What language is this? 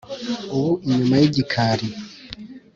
Kinyarwanda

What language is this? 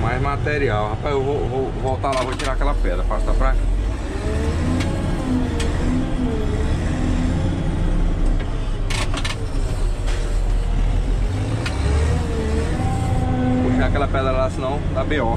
Portuguese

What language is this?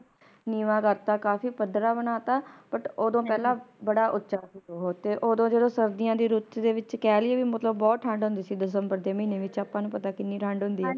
Punjabi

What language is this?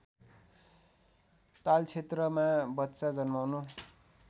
Nepali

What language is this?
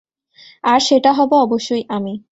Bangla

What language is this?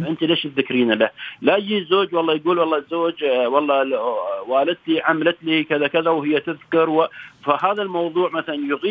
Arabic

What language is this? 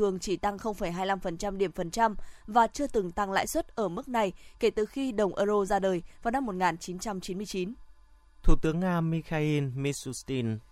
Vietnamese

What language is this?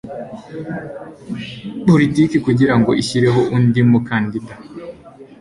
Kinyarwanda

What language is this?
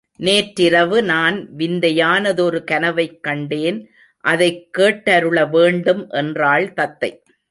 Tamil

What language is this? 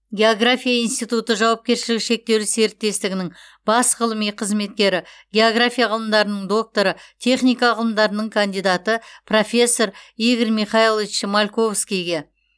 Kazakh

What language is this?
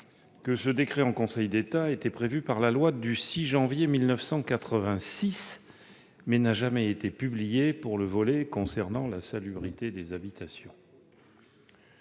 French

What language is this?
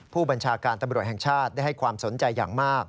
Thai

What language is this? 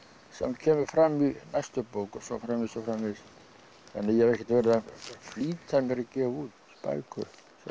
Icelandic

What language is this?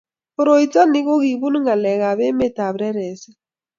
Kalenjin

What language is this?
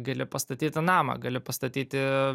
Lithuanian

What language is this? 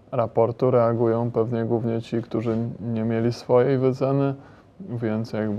Polish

